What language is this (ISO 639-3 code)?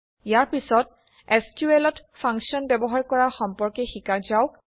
asm